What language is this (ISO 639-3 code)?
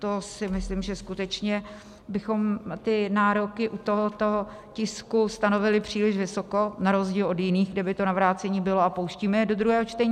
ces